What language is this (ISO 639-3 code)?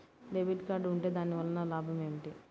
tel